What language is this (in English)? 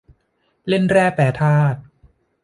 Thai